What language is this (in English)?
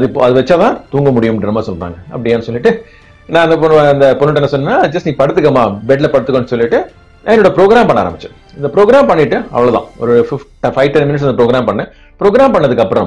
Dutch